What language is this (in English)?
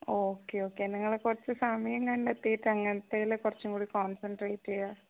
Malayalam